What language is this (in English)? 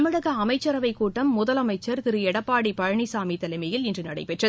Tamil